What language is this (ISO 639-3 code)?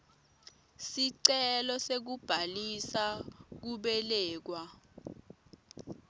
ssw